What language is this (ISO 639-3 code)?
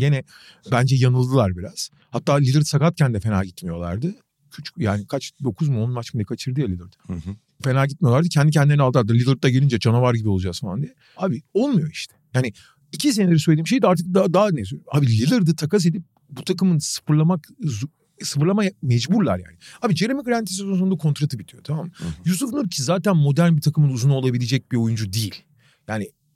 tur